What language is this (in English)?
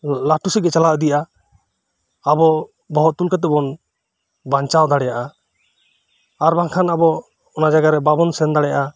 Santali